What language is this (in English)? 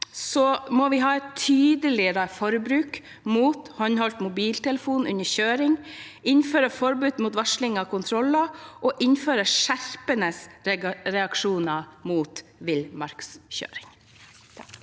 Norwegian